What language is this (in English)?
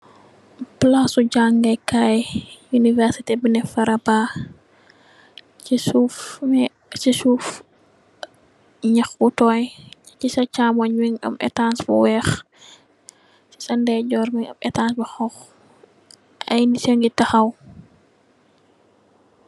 Wolof